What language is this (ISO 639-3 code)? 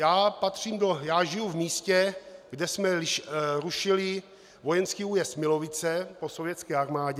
ces